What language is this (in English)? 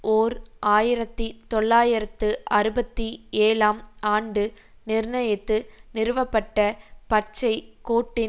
Tamil